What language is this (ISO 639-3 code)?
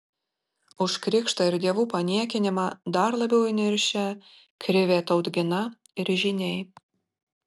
lit